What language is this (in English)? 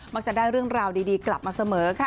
Thai